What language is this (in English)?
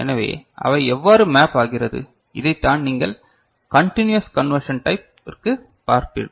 Tamil